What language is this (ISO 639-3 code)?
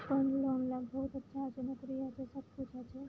mai